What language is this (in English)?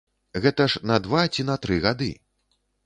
Belarusian